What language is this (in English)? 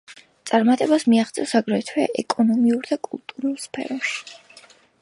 Georgian